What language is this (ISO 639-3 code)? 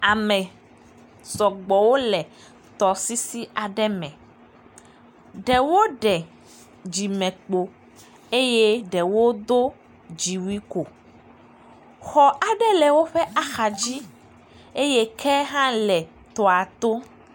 ewe